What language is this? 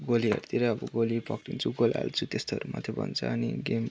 Nepali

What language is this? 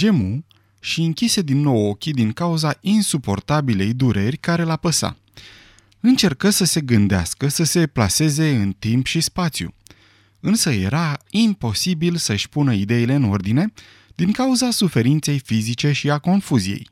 Romanian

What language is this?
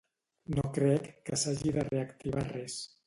Catalan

